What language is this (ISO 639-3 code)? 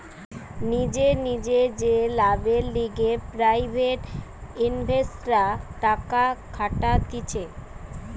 ben